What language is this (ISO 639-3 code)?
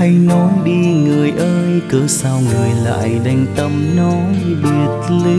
vie